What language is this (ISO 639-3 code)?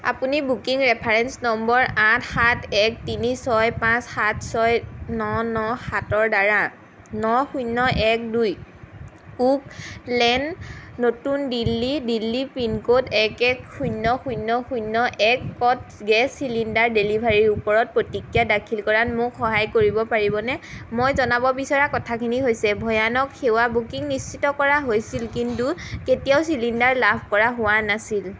asm